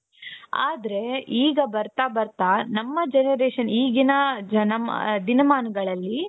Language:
Kannada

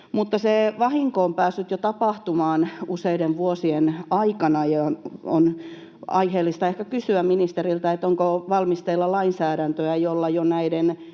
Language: Finnish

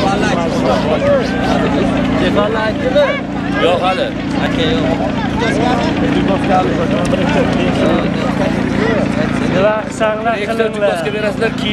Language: Turkish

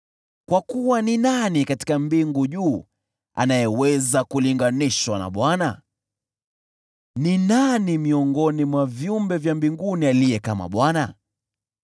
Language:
Swahili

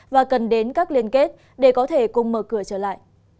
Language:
Vietnamese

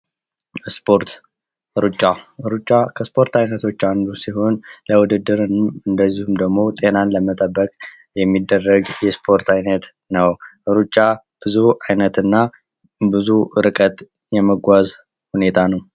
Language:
Amharic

